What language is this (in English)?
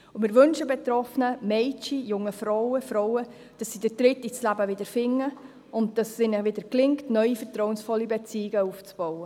Swiss German